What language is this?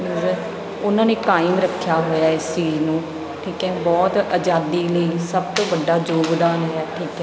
Punjabi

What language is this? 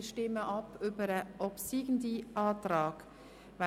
Swiss German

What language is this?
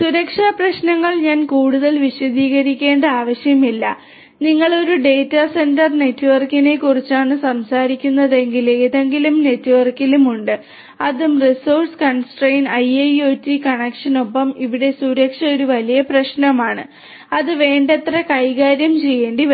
Malayalam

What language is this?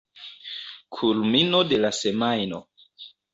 Esperanto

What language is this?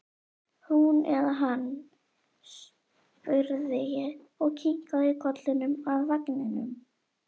Icelandic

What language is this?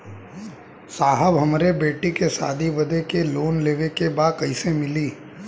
Bhojpuri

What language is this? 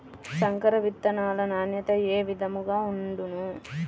Telugu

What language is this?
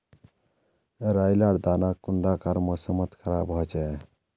Magahi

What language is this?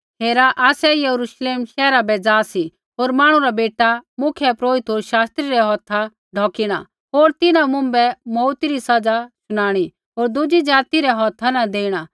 Kullu Pahari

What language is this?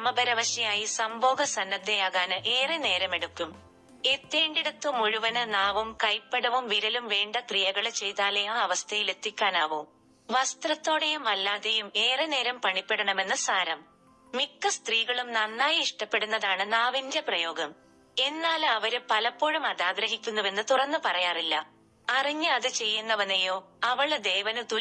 Malayalam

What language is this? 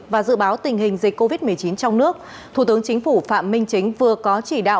Vietnamese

